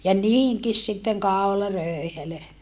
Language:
Finnish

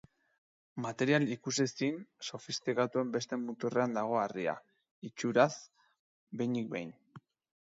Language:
Basque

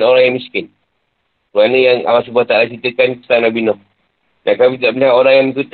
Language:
Malay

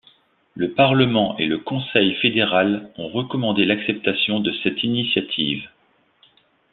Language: French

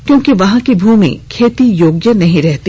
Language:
Hindi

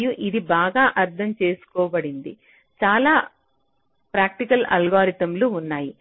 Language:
Telugu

